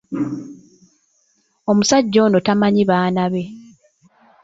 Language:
Ganda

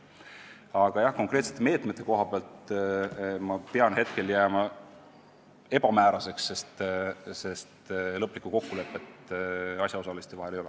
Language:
Estonian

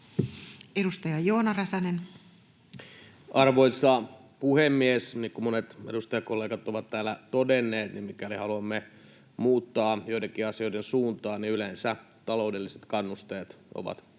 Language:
Finnish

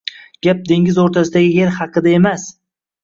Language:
Uzbek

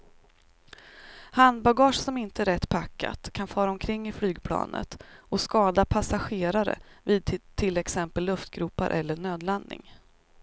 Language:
Swedish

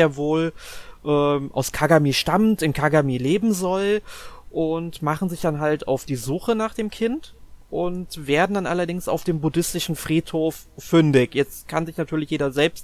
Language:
German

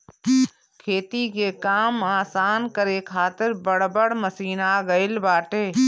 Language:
Bhojpuri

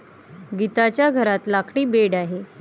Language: Marathi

